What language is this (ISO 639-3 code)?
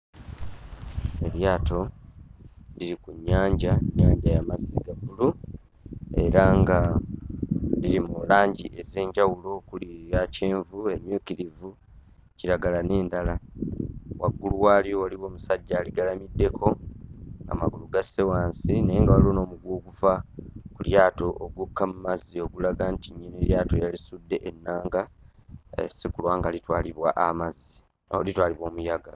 lug